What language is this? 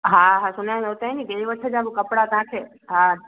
Sindhi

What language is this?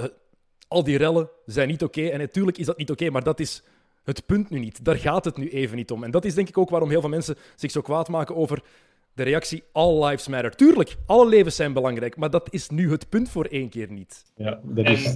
Dutch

